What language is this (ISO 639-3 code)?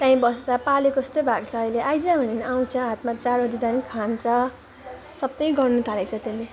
nep